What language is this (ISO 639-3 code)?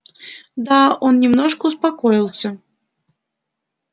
rus